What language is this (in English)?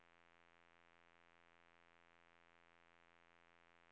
Swedish